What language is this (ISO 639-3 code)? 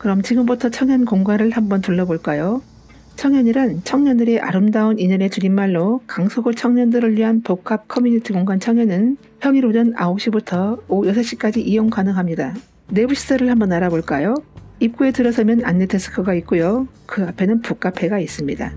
kor